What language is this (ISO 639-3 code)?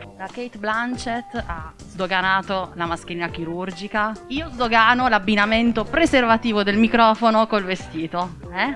ita